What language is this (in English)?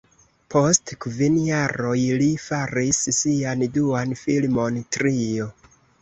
Esperanto